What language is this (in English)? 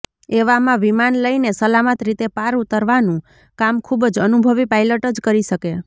Gujarati